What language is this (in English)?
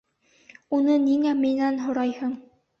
Bashkir